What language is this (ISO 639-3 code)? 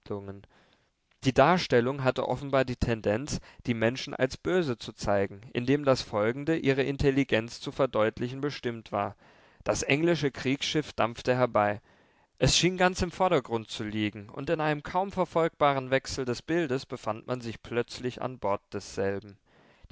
deu